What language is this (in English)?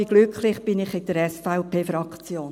Swiss German